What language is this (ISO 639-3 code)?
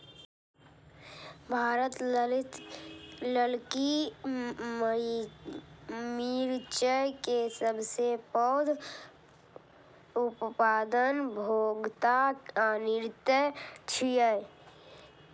mai